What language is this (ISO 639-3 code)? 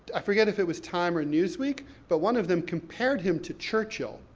eng